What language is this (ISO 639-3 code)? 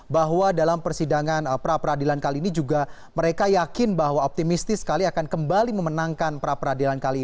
ind